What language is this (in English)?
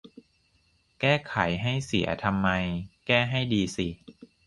Thai